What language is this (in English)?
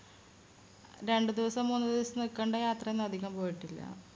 Malayalam